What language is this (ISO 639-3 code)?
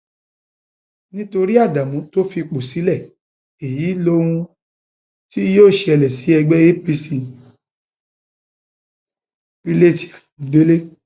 yor